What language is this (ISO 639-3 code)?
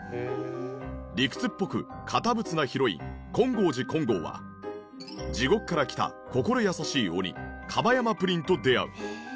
jpn